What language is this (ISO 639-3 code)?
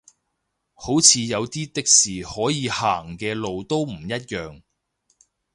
yue